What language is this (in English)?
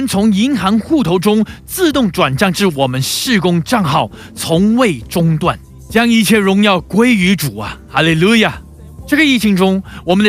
Chinese